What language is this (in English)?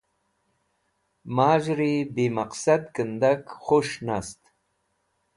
Wakhi